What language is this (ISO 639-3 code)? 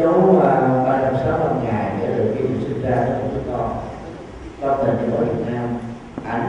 vie